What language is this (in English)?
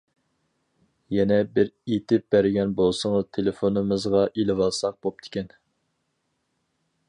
Uyghur